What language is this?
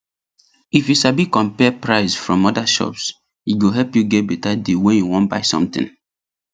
Nigerian Pidgin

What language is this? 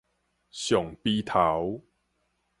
Min Nan Chinese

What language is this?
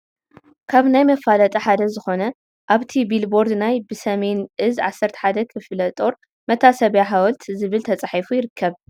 Tigrinya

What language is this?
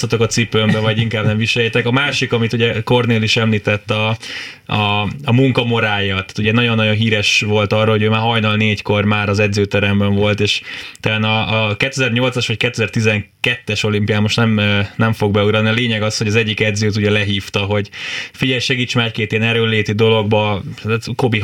Hungarian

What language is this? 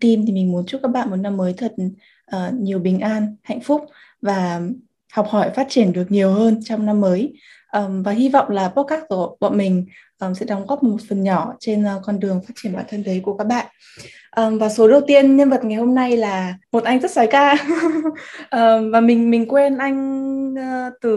Vietnamese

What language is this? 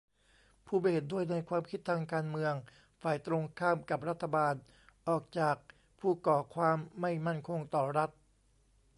Thai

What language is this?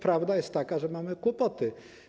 Polish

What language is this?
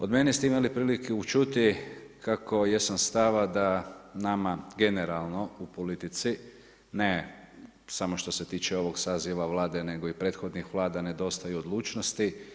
Croatian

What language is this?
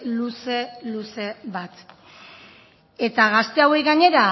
Basque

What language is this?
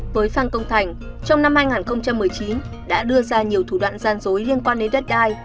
Vietnamese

